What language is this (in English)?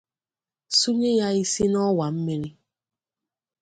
Igbo